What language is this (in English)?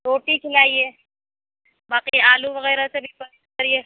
Urdu